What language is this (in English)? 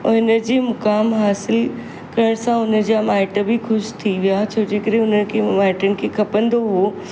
Sindhi